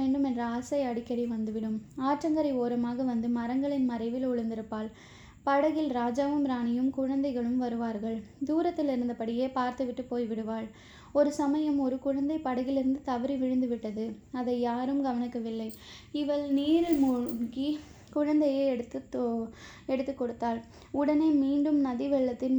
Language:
Tamil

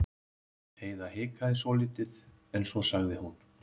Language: Icelandic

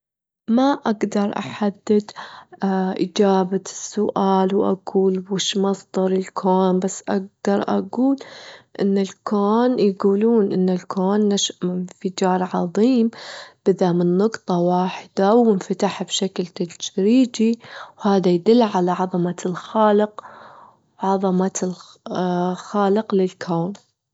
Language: Gulf Arabic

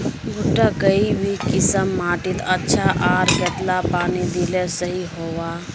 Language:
Magahi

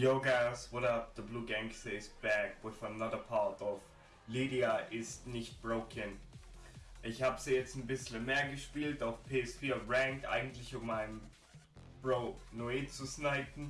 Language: German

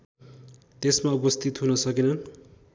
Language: Nepali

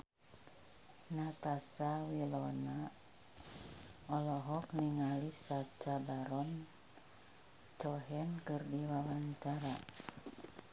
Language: Sundanese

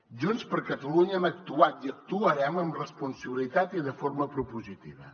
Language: Catalan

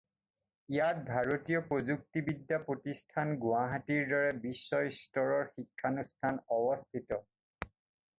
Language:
Assamese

